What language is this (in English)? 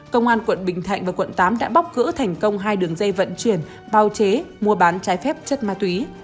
Vietnamese